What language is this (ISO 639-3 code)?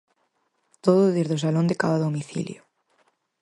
glg